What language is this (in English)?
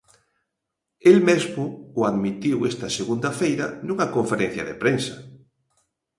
Galician